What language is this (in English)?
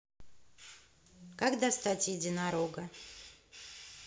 Russian